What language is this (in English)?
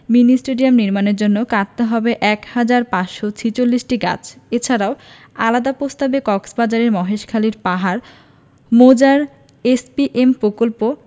Bangla